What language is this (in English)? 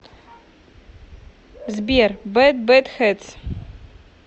Russian